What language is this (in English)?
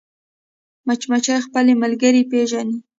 Pashto